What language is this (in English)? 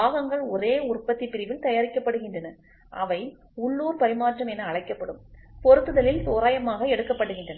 Tamil